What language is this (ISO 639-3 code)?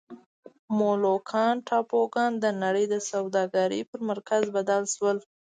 pus